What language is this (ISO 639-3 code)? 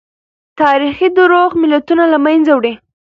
pus